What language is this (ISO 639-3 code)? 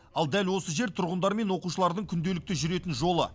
kaz